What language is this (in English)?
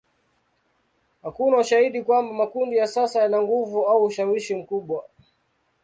Swahili